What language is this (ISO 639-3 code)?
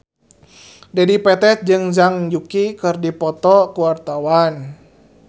sun